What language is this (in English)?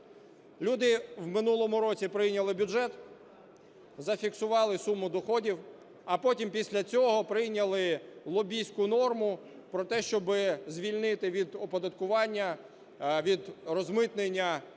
Ukrainian